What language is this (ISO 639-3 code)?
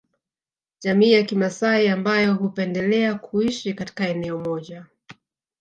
swa